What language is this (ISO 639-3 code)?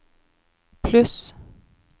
nor